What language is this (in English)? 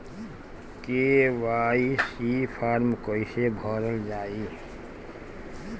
Bhojpuri